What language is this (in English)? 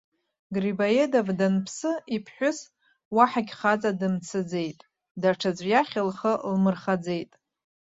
Abkhazian